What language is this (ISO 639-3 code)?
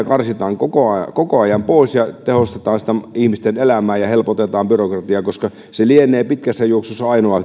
fin